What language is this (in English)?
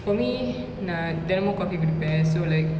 English